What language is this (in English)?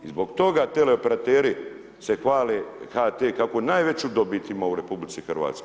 Croatian